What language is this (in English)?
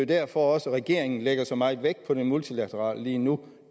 Danish